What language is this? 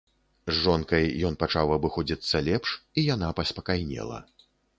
Belarusian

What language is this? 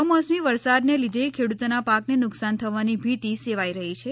Gujarati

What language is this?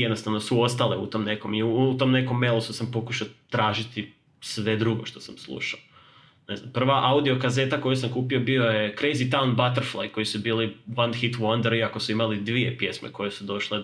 Croatian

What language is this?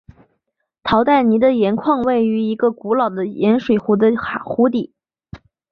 Chinese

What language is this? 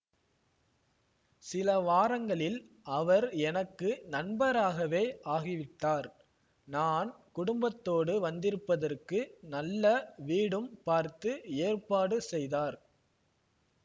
Tamil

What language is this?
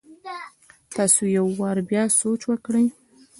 Pashto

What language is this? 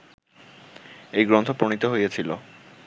Bangla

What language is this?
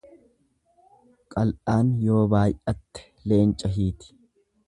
Oromo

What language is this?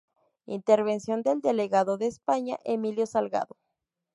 Spanish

